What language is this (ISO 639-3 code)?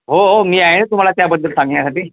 mar